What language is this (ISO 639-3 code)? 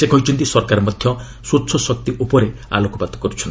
ori